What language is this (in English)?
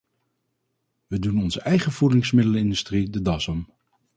Dutch